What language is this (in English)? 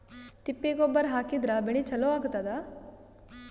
Kannada